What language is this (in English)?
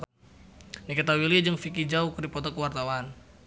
Sundanese